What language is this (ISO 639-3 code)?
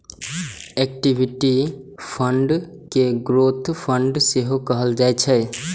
mai